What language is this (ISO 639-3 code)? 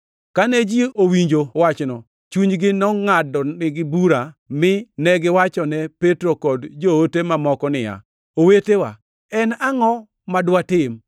luo